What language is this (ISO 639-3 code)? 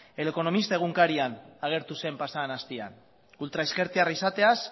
eus